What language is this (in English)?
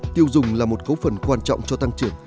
Vietnamese